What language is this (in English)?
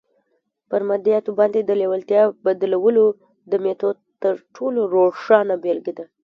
Pashto